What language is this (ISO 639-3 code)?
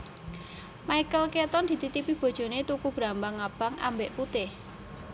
jav